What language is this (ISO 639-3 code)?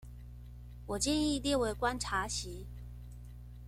zho